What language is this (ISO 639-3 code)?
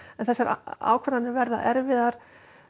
isl